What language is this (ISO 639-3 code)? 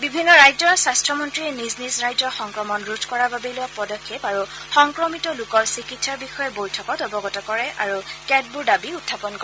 asm